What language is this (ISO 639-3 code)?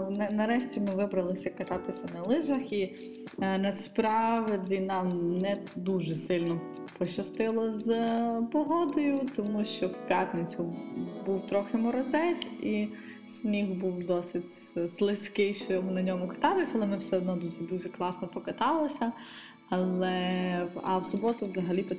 ukr